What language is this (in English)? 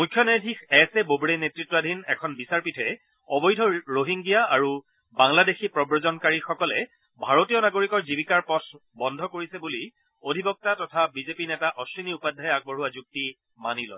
Assamese